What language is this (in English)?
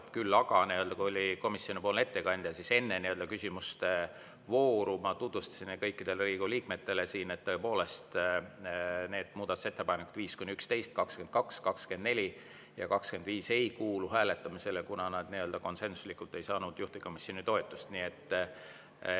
Estonian